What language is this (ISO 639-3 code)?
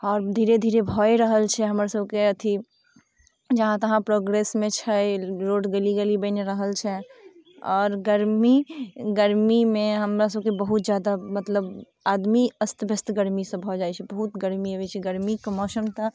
mai